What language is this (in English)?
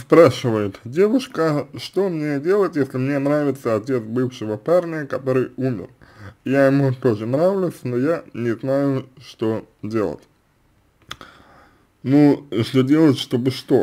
Russian